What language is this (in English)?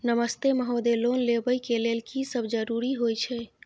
Maithili